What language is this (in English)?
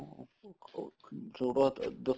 Punjabi